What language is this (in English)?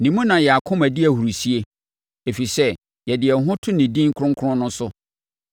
Akan